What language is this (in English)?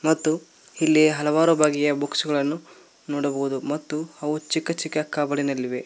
Kannada